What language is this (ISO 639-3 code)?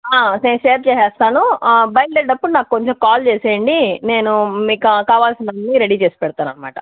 tel